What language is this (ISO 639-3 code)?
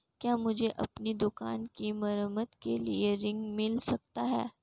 hin